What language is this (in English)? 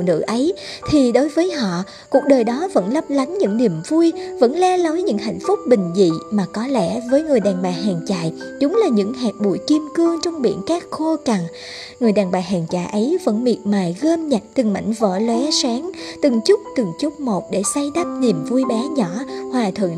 Vietnamese